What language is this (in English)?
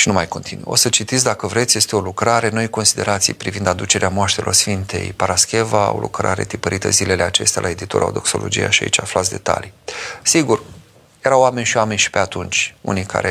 Romanian